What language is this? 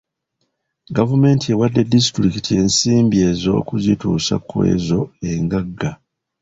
Ganda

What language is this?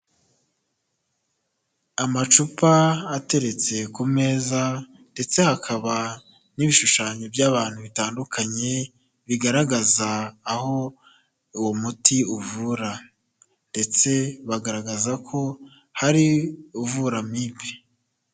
Kinyarwanda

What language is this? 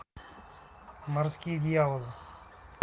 Russian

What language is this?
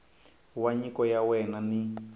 Tsonga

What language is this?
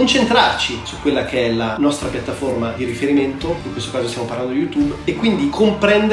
Italian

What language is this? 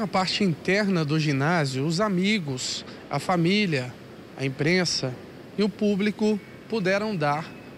Portuguese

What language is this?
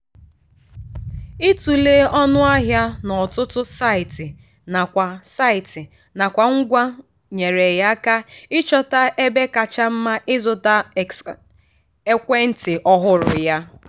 Igbo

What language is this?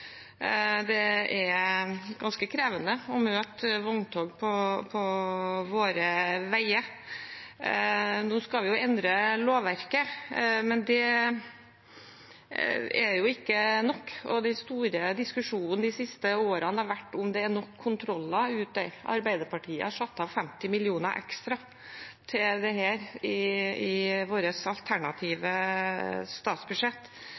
Norwegian Bokmål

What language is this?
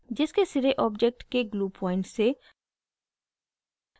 Hindi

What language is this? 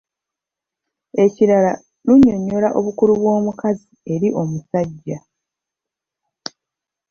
Ganda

